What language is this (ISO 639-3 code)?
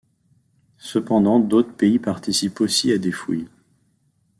fra